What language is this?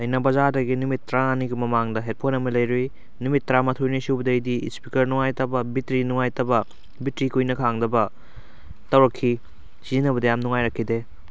Manipuri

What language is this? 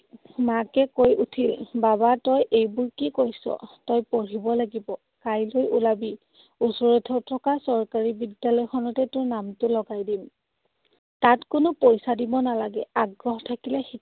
Assamese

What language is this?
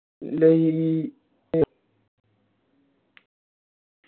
Malayalam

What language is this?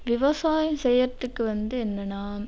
Tamil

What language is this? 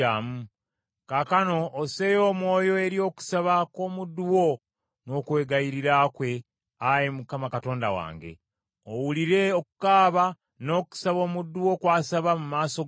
Ganda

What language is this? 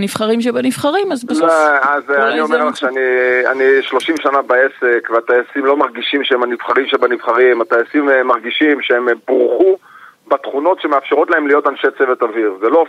Hebrew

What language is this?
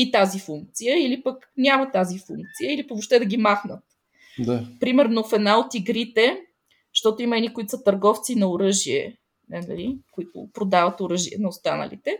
Bulgarian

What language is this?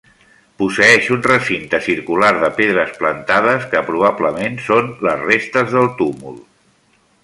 Catalan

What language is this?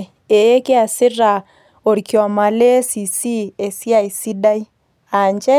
Masai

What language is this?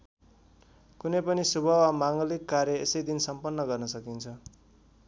Nepali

